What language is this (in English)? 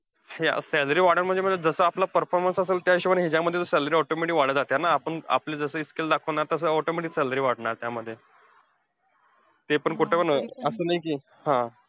Marathi